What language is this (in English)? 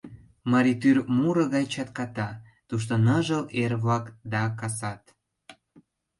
Mari